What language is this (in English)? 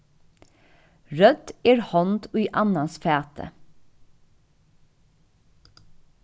Faroese